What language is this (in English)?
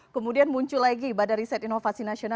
Indonesian